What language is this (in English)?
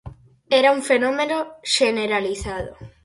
Galician